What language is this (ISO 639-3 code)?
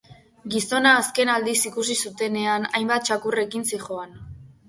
eus